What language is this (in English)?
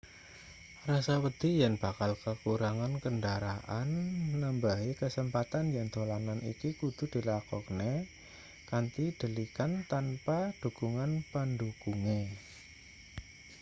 Javanese